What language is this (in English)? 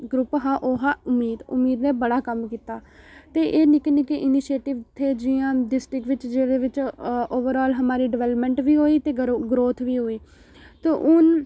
Dogri